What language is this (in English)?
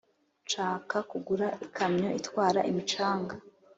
Kinyarwanda